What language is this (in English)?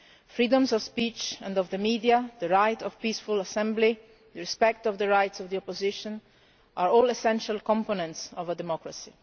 English